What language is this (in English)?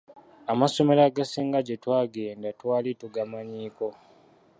Ganda